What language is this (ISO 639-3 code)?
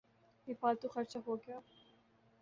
urd